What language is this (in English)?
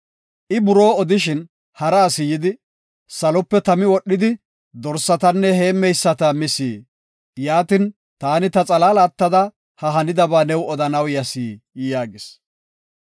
Gofa